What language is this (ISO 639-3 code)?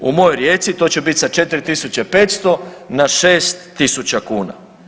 hrv